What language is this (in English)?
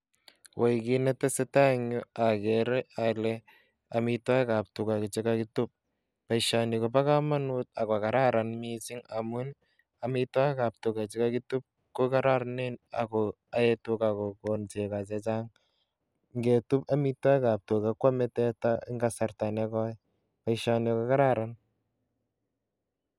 Kalenjin